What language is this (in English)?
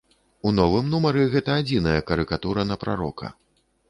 Belarusian